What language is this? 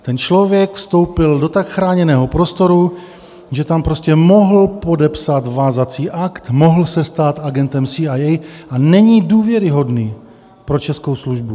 Czech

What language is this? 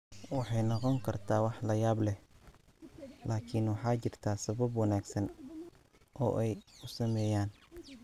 Somali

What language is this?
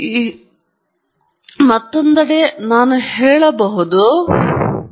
Kannada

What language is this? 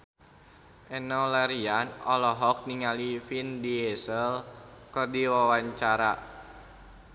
Sundanese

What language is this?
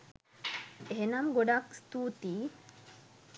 Sinhala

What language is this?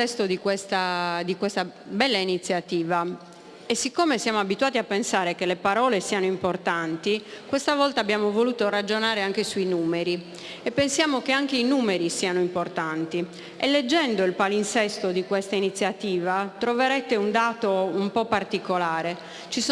Italian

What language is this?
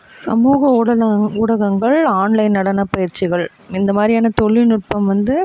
Tamil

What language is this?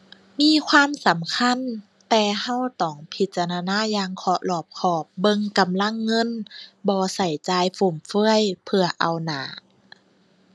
Thai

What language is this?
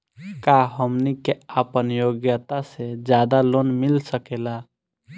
Bhojpuri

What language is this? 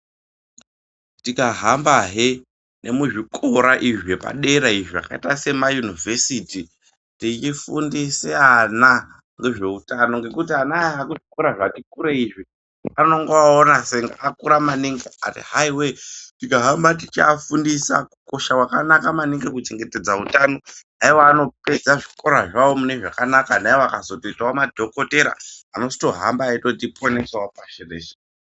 Ndau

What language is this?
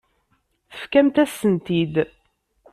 Kabyle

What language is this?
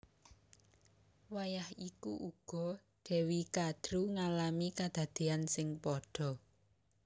Javanese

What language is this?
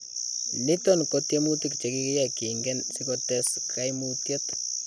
Kalenjin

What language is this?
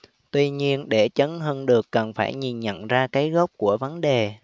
Vietnamese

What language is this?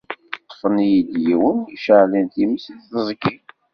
Kabyle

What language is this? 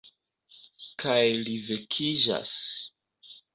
Esperanto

